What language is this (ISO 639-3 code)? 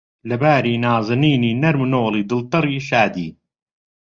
ckb